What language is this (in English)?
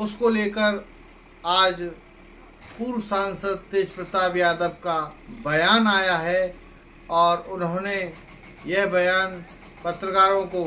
Hindi